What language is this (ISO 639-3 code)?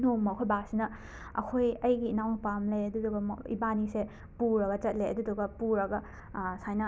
mni